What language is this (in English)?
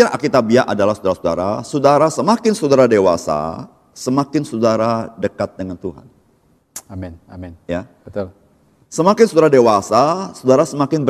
Indonesian